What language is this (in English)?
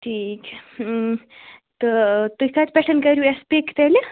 Kashmiri